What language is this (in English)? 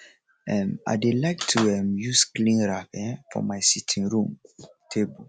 Nigerian Pidgin